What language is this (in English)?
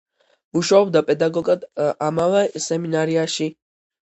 Georgian